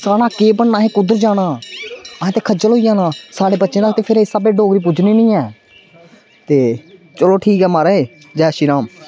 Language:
Dogri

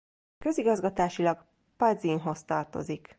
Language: Hungarian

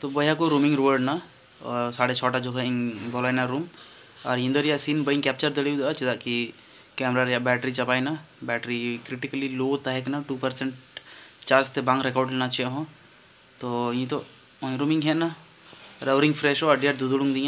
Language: Hindi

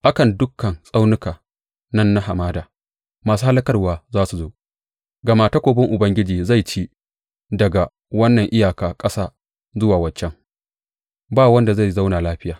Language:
Hausa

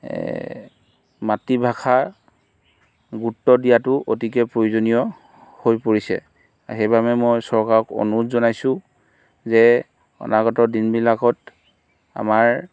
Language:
Assamese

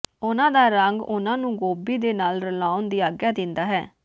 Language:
Punjabi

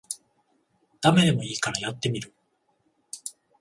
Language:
Japanese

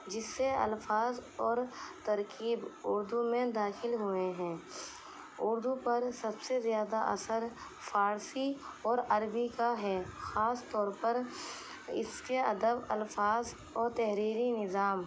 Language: Urdu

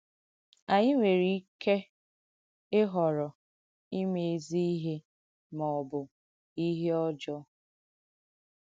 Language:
Igbo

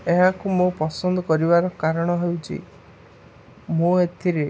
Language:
Odia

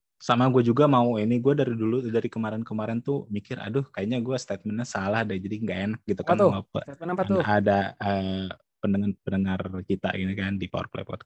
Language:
Indonesian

